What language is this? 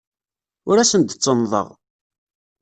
Kabyle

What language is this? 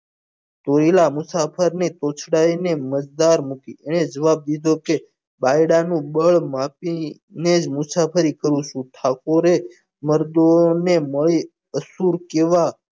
Gujarati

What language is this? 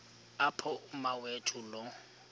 Xhosa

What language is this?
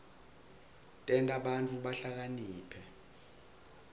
Swati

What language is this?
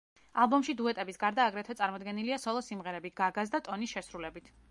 Georgian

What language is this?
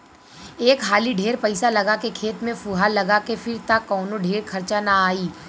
Bhojpuri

